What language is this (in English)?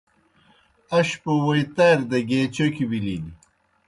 Kohistani Shina